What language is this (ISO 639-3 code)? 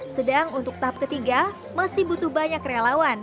ind